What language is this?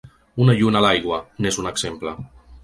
Catalan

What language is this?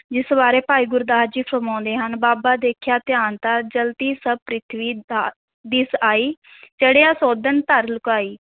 Punjabi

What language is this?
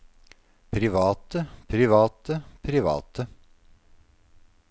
Norwegian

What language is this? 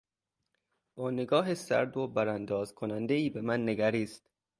Persian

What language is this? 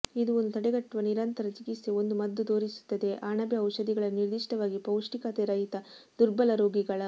Kannada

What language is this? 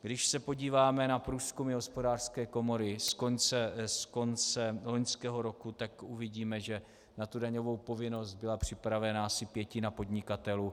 Czech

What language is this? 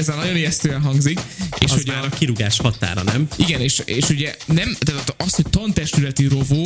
Hungarian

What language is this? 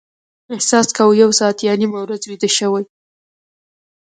Pashto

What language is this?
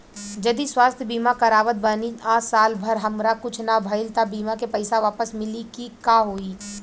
Bhojpuri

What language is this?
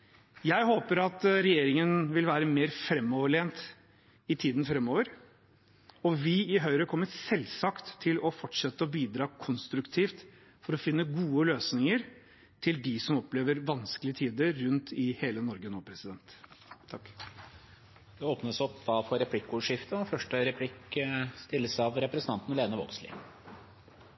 Norwegian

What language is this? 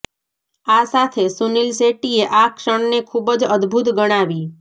Gujarati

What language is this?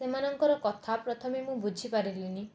Odia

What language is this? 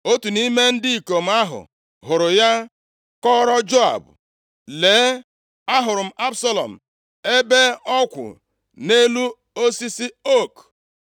Igbo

